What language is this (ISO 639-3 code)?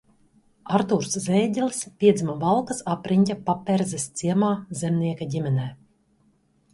lav